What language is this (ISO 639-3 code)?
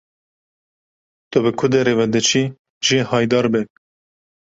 kur